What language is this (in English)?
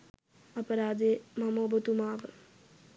Sinhala